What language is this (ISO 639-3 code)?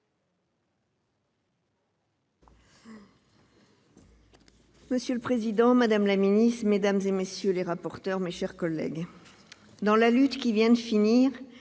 fra